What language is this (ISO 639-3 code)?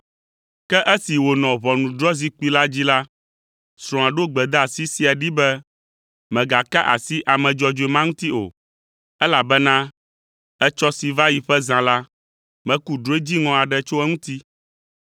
ewe